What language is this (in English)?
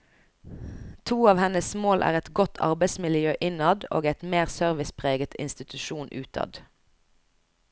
Norwegian